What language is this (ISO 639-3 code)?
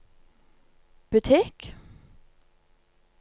nor